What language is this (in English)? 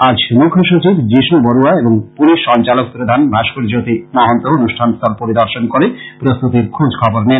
Bangla